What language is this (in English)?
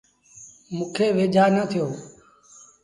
Sindhi Bhil